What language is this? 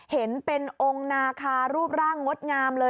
Thai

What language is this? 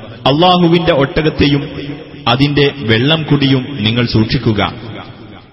Malayalam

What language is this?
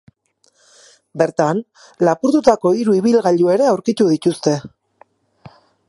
Basque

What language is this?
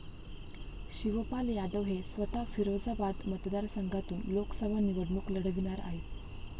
Marathi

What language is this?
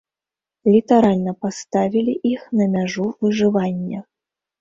Belarusian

